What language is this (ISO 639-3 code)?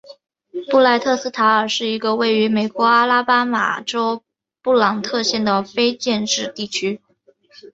zho